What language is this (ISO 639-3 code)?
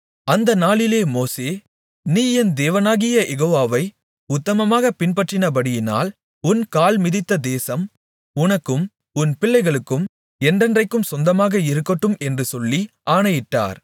tam